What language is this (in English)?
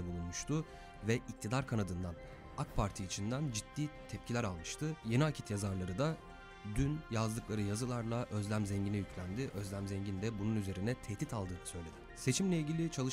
Turkish